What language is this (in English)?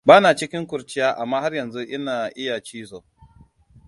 Hausa